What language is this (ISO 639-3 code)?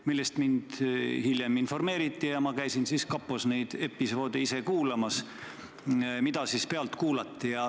est